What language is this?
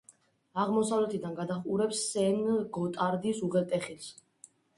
Georgian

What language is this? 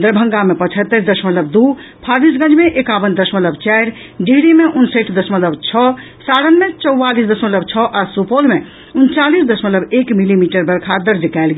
Maithili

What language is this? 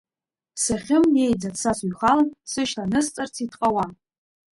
Abkhazian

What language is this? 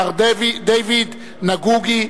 Hebrew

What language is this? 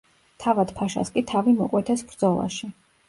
Georgian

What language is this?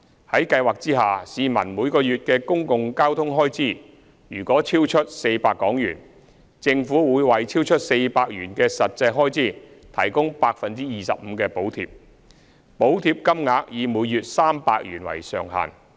Cantonese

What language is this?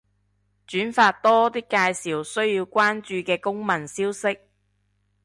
Cantonese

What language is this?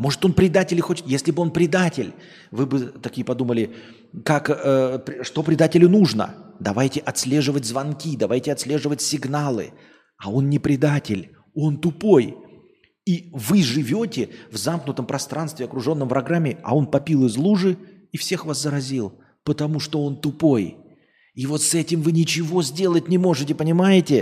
Russian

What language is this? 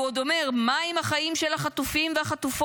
Hebrew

